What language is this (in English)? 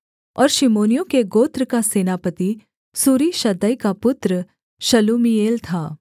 Hindi